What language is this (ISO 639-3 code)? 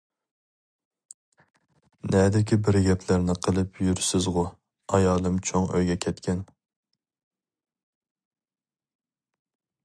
uig